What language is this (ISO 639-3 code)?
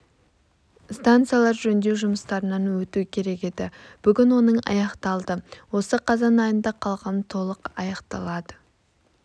kaz